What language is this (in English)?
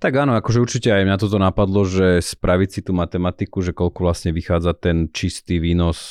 Slovak